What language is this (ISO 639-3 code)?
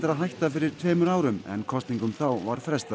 isl